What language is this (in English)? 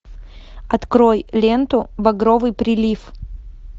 Russian